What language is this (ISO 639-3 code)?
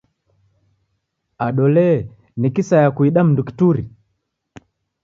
dav